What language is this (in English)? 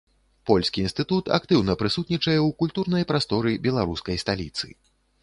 Belarusian